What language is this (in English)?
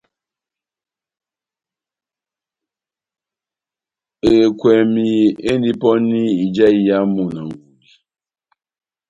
Batanga